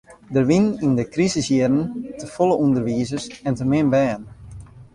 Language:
Western Frisian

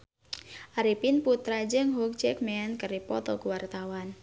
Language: Sundanese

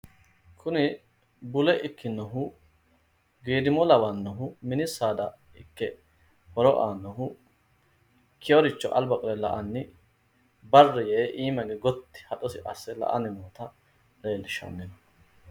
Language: Sidamo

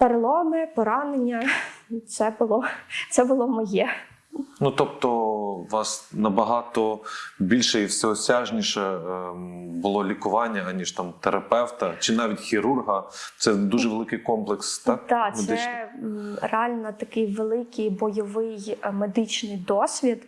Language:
Ukrainian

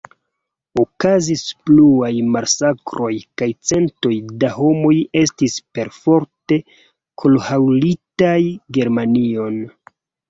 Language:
Esperanto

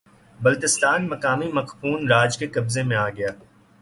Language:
Urdu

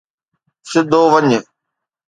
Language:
Sindhi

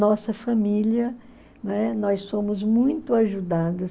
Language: Portuguese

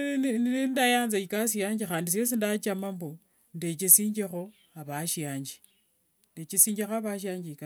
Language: Wanga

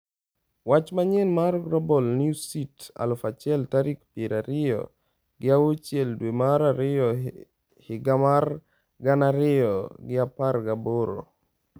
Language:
Luo (Kenya and Tanzania)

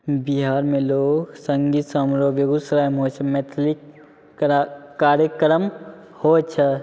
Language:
Maithili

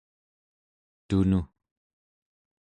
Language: Central Yupik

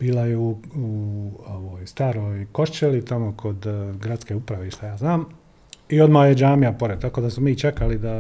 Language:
Croatian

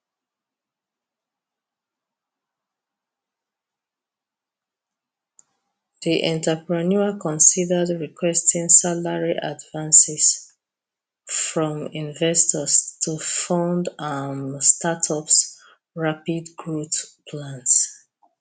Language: Nigerian Pidgin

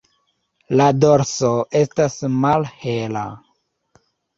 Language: Esperanto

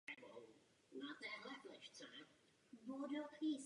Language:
Czech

